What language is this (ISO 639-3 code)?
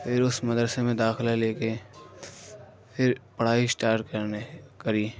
urd